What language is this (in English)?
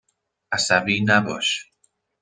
Persian